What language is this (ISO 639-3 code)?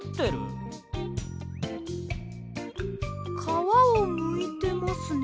jpn